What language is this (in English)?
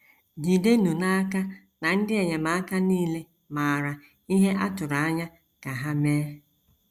Igbo